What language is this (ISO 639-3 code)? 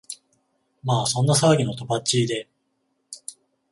jpn